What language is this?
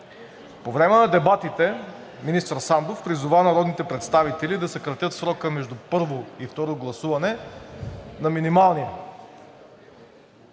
Bulgarian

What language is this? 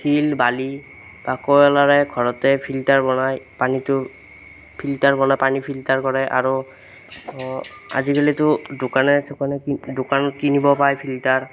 Assamese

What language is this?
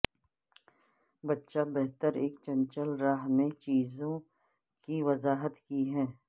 Urdu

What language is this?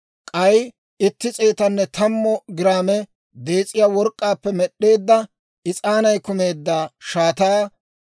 Dawro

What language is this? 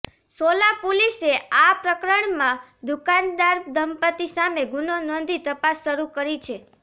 Gujarati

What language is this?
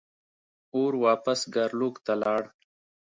Pashto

